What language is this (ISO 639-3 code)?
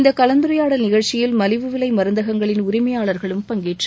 tam